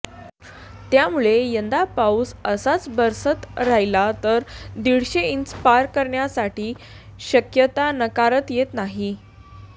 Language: Marathi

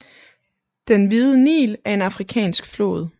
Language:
Danish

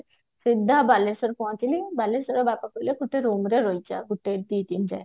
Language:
Odia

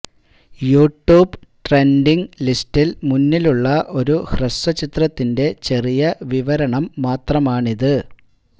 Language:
Malayalam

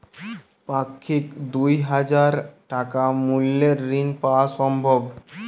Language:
Bangla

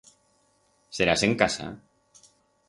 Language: Aragonese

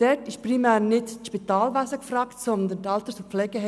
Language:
Swiss German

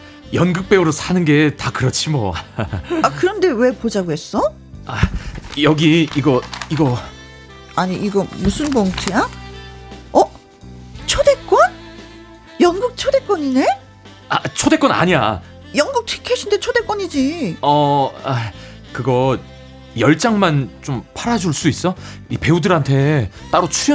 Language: Korean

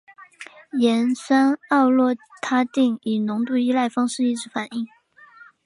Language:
Chinese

